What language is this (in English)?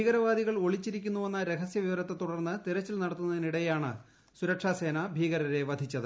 Malayalam